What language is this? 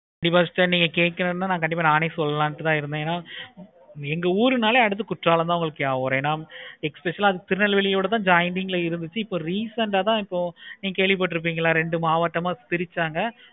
Tamil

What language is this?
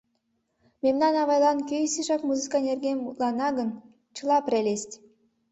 Mari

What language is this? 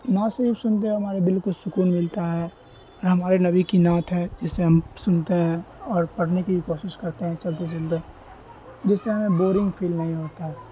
Urdu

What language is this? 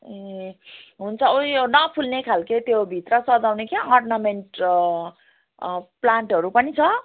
Nepali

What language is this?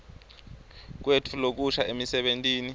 Swati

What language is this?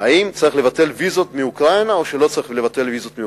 Hebrew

